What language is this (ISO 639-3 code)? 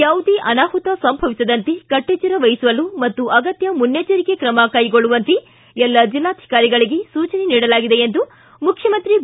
kan